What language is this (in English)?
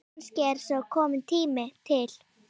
Icelandic